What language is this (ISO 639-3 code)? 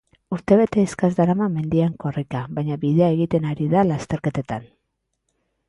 eus